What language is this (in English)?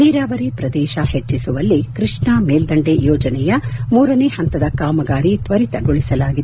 Kannada